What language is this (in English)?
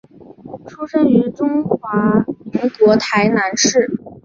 Chinese